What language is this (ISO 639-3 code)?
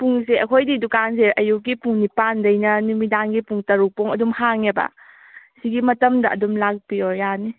mni